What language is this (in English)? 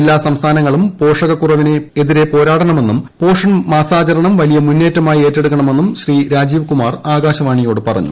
Malayalam